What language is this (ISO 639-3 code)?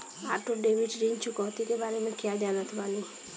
bho